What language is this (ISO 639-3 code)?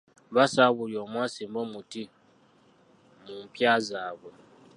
lug